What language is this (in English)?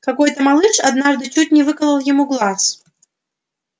Russian